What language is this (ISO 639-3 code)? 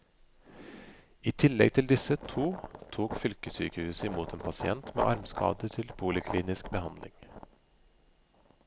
nor